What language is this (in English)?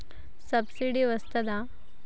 Telugu